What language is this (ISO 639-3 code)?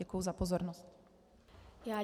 ces